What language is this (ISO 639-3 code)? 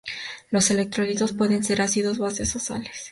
spa